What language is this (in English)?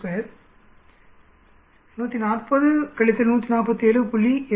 Tamil